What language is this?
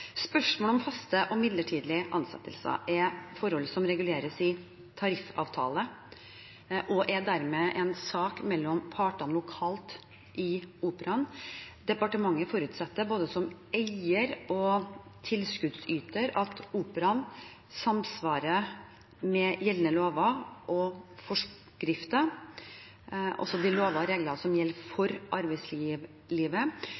Norwegian Bokmål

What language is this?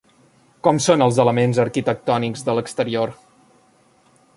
Catalan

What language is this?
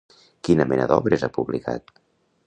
Catalan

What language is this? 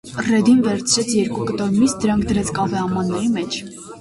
Armenian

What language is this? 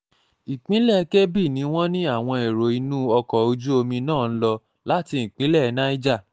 Yoruba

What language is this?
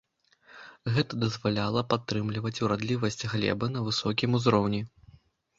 Belarusian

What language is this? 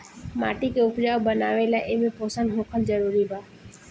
Bhojpuri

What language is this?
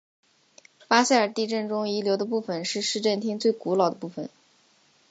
Chinese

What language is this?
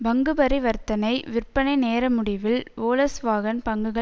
Tamil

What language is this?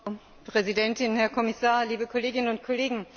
German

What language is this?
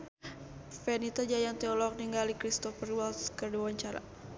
Sundanese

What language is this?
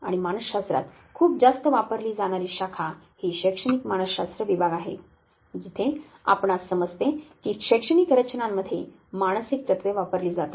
Marathi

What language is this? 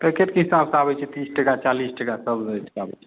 Maithili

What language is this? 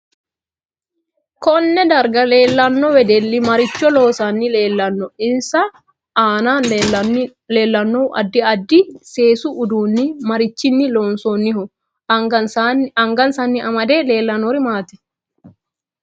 Sidamo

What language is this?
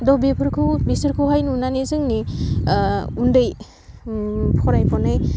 Bodo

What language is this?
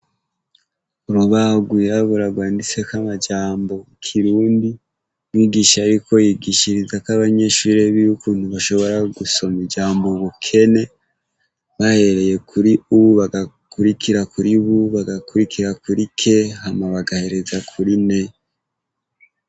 Rundi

